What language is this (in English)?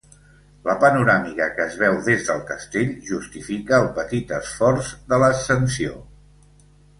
Catalan